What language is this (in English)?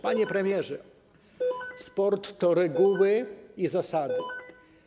Polish